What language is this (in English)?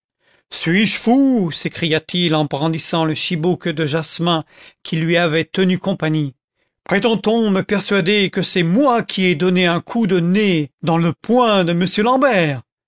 French